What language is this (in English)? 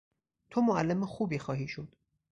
Persian